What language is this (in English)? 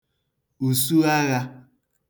Igbo